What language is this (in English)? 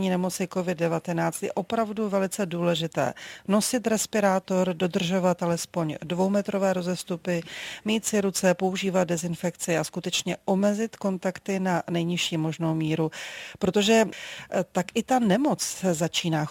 Czech